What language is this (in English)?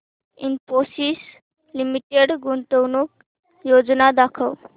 Marathi